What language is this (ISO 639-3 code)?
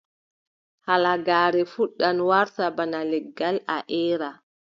fub